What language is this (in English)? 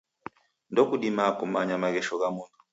Taita